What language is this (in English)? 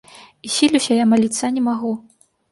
Belarusian